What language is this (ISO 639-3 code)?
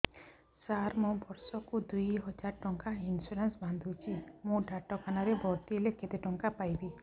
ori